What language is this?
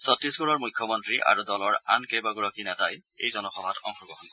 Assamese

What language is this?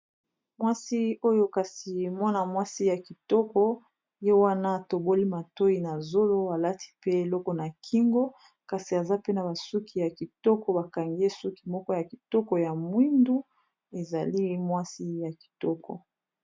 Lingala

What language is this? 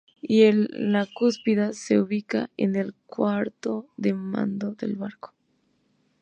Spanish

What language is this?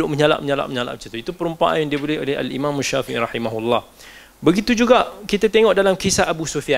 Malay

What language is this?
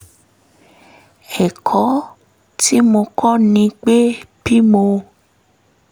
Yoruba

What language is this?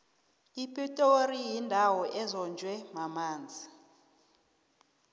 South Ndebele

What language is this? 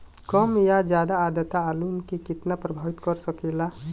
Bhojpuri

